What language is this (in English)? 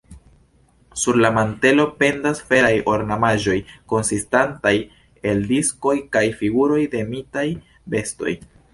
Esperanto